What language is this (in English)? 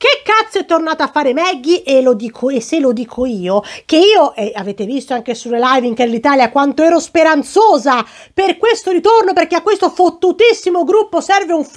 Italian